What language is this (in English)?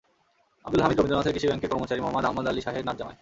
Bangla